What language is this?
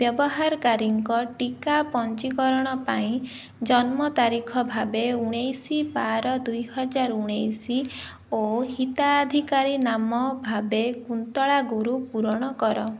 Odia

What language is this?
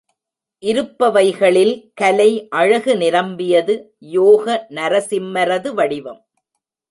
Tamil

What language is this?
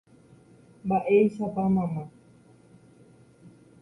Guarani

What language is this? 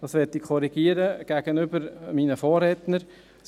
Swiss German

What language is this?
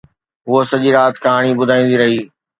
Sindhi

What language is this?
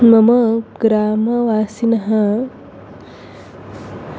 Sanskrit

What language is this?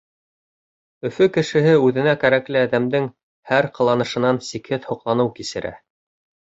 Bashkir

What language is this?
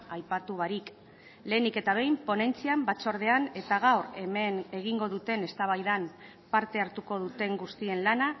Basque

